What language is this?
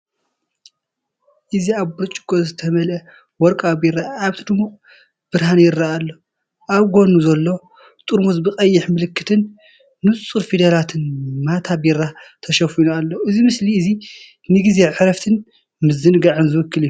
Tigrinya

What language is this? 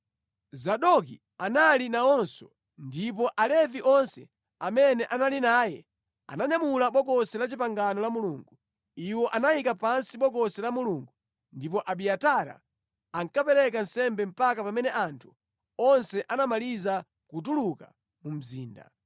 Nyanja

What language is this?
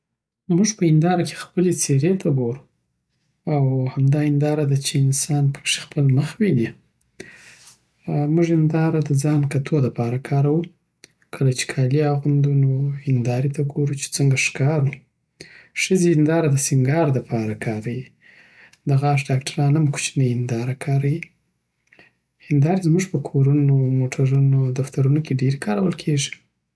Southern Pashto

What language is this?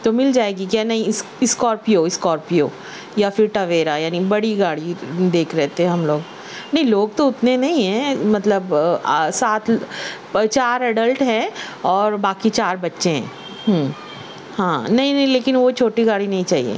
Urdu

